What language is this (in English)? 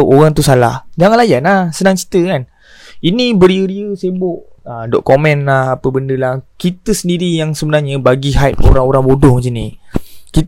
Malay